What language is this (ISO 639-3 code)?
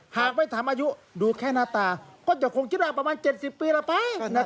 tha